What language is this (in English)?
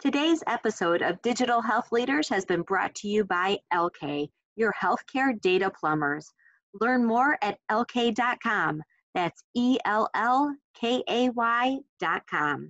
English